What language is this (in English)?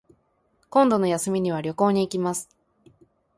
Japanese